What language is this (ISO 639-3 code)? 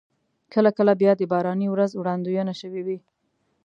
pus